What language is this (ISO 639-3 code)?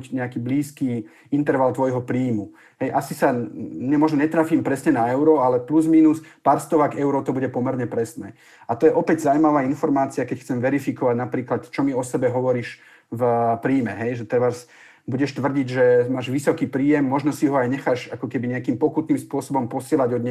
slk